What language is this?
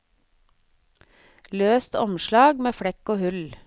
Norwegian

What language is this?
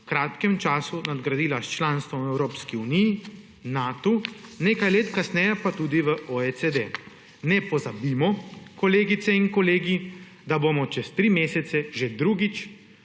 Slovenian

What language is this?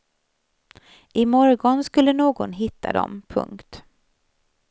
Swedish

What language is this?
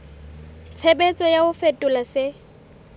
Southern Sotho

